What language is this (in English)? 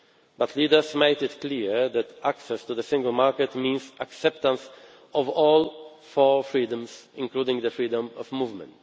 English